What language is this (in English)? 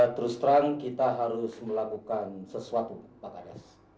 Indonesian